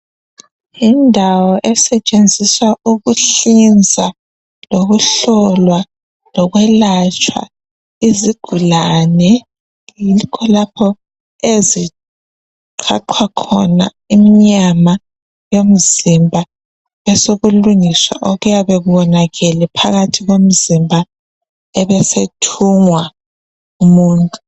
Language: North Ndebele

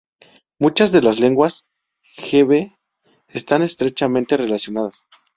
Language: Spanish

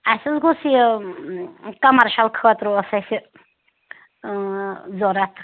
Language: Kashmiri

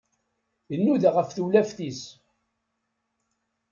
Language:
Kabyle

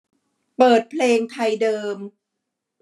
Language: Thai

